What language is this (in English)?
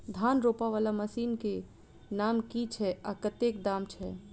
Maithili